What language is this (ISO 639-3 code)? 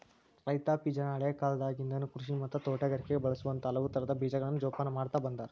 kan